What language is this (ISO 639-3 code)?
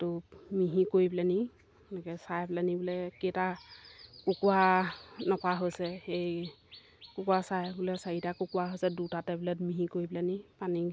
asm